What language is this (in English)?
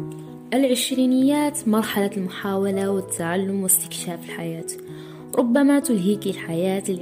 Arabic